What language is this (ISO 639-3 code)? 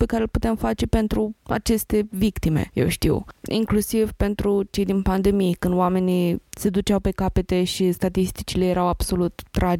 ron